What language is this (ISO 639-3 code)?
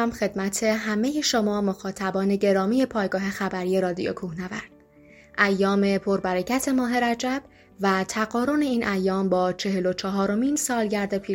fas